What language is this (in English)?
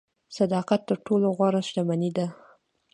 Pashto